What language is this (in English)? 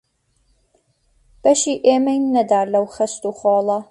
Central Kurdish